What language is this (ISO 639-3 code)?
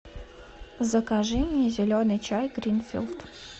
rus